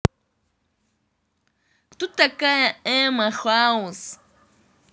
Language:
Russian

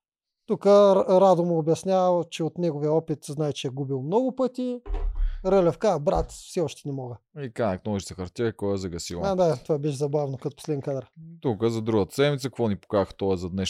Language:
Bulgarian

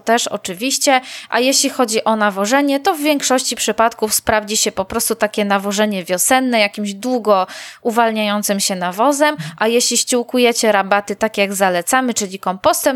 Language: Polish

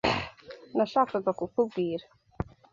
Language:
Kinyarwanda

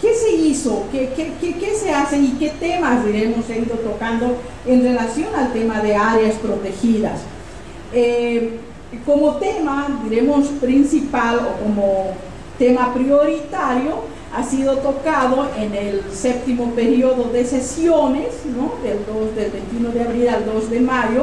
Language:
Spanish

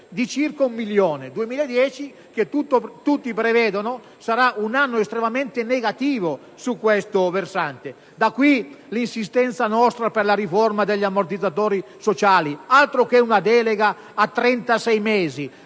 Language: Italian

